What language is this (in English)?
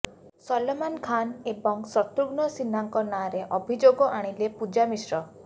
Odia